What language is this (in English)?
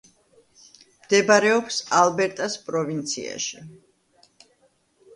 Georgian